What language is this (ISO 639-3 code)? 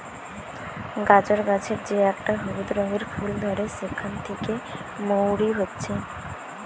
ben